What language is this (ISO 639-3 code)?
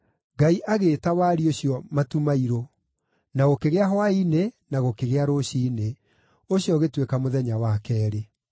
kik